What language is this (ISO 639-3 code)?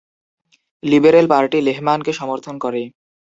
ben